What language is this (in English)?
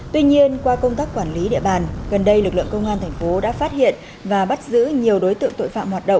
Vietnamese